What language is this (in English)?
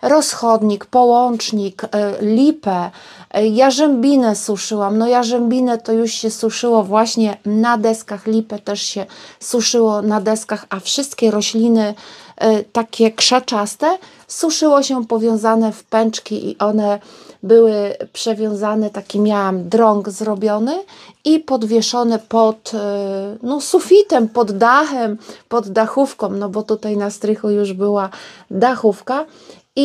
Polish